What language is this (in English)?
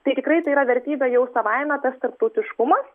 Lithuanian